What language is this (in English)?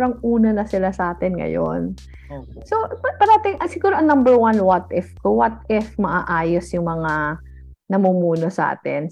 Filipino